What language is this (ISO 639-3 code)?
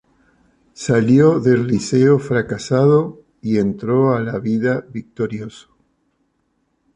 spa